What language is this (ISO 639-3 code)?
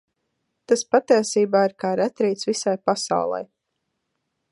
lav